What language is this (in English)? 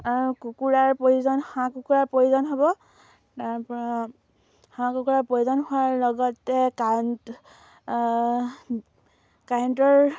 Assamese